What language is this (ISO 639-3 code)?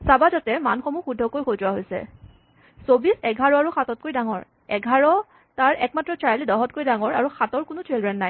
asm